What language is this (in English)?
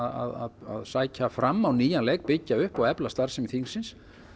Icelandic